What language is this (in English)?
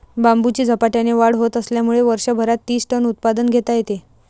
Marathi